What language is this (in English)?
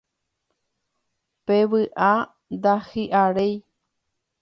Guarani